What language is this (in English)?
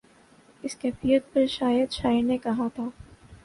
Urdu